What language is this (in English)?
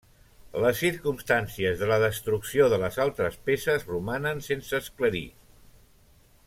Catalan